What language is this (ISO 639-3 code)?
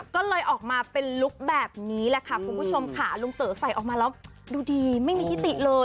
tha